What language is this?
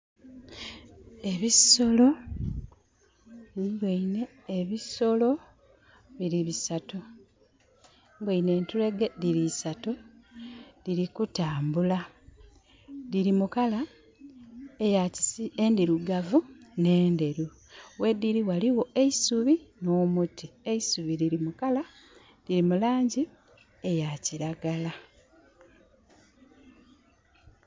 Soga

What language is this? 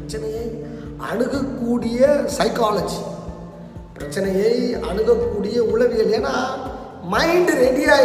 Tamil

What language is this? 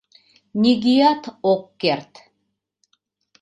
Mari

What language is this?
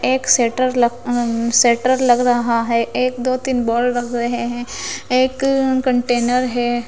Hindi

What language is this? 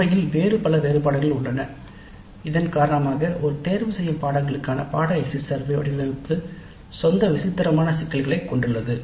Tamil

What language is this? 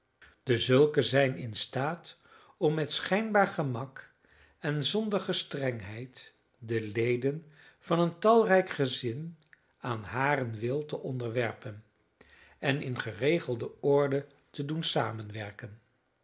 Dutch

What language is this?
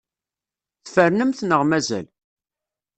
Kabyle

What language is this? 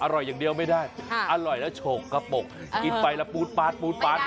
Thai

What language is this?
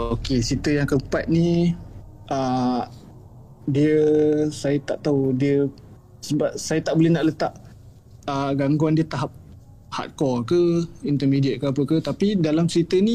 Malay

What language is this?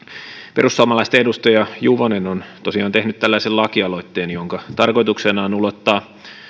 Finnish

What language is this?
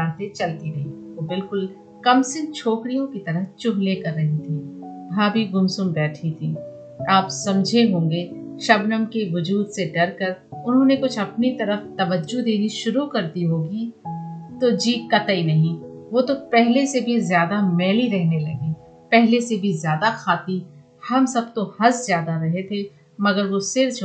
Hindi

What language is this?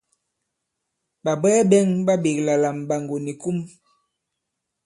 Bankon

